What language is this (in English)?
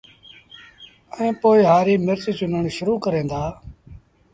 Sindhi Bhil